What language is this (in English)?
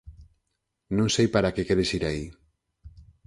Galician